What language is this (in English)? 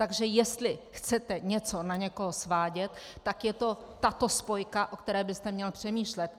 Czech